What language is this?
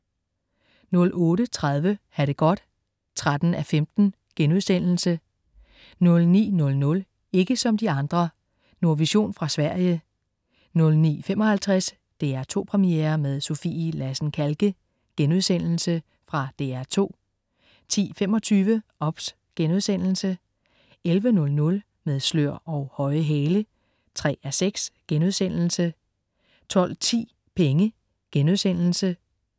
Danish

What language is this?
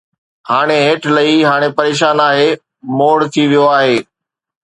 Sindhi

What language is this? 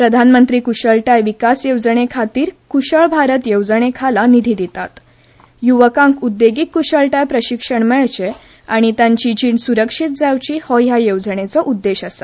Konkani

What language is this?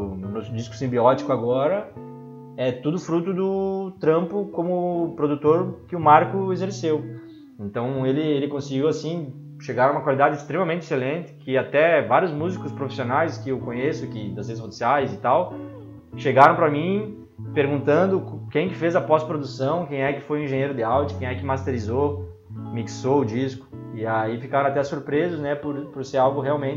Portuguese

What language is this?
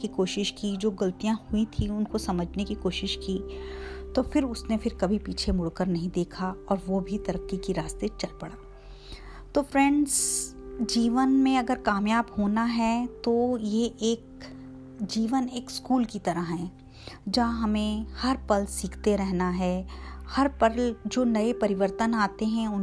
Hindi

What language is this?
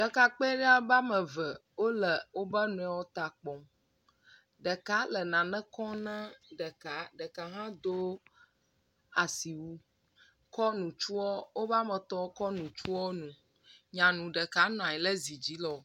Ewe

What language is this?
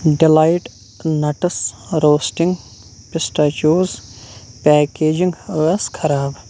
Kashmiri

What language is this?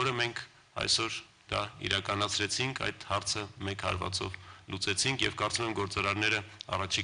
Romanian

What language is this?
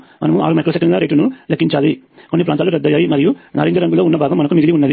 Telugu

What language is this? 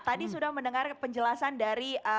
Indonesian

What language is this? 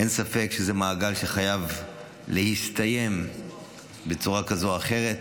Hebrew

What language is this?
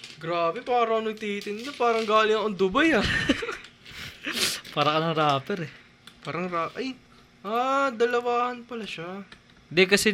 Filipino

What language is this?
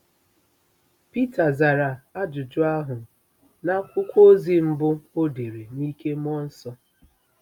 Igbo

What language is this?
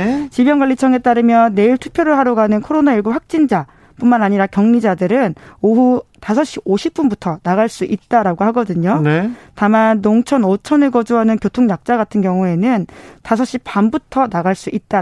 Korean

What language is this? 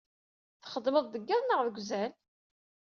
Kabyle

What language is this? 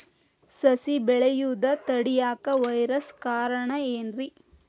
Kannada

